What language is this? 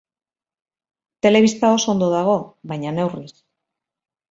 Basque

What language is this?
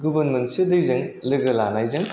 Bodo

